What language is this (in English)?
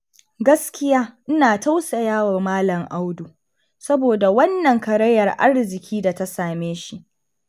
Hausa